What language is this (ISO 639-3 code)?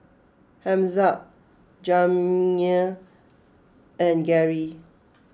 eng